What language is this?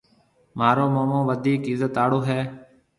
Marwari (Pakistan)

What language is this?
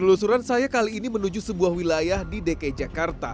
Indonesian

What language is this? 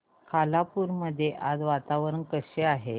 Marathi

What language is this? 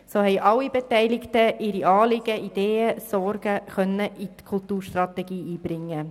Swiss German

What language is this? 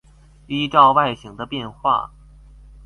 Chinese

